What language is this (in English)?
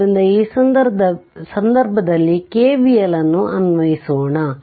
Kannada